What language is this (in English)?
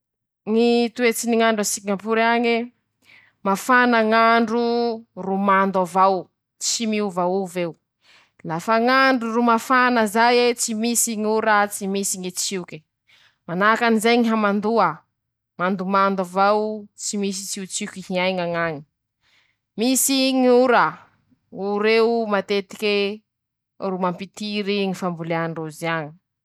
Masikoro Malagasy